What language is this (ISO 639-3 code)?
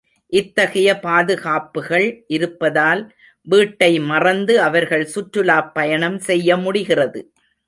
tam